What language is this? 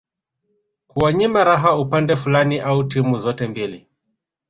Swahili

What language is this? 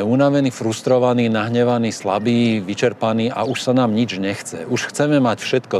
Slovak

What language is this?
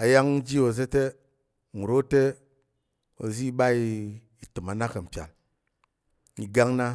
Tarok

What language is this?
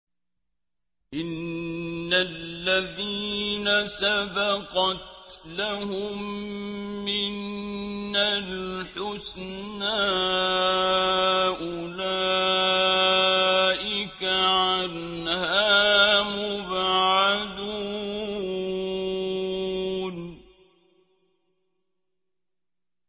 Arabic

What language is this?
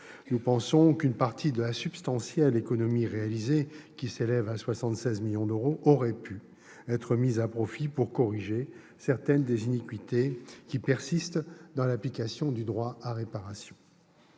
French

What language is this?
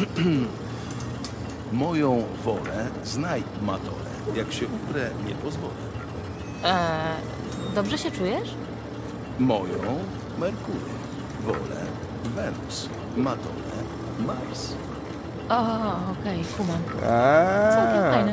Polish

